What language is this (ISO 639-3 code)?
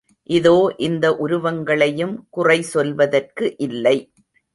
tam